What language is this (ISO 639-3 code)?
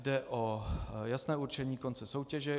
ces